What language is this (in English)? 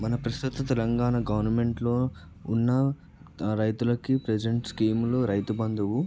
Telugu